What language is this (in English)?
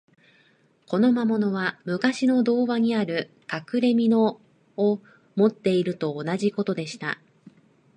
Japanese